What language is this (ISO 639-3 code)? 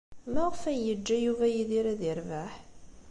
kab